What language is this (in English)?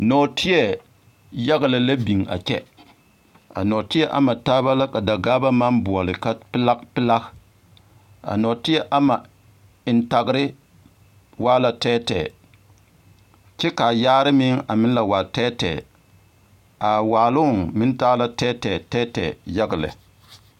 Southern Dagaare